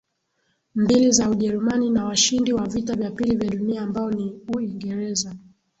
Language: Swahili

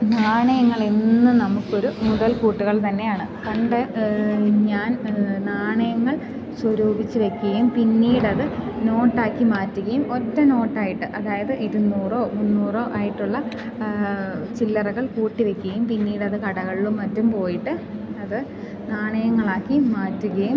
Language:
Malayalam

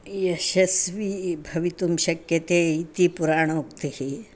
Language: Sanskrit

